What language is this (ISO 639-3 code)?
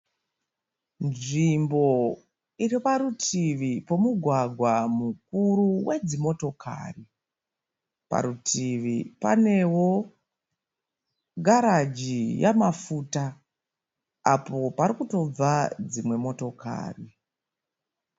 sna